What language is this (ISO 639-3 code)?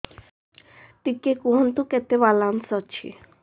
ori